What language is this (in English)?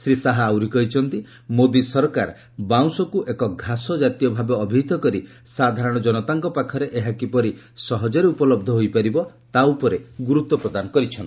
Odia